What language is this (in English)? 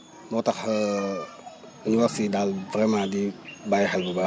Wolof